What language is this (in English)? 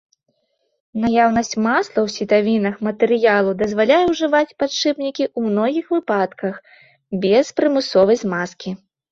Belarusian